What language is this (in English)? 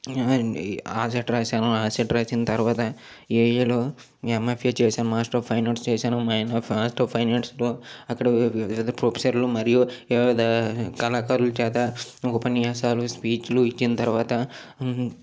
Telugu